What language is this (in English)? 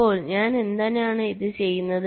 Malayalam